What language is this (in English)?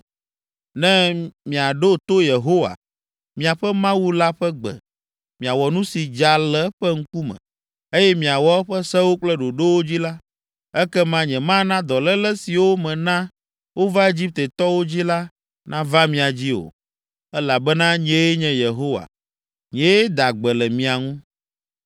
Ewe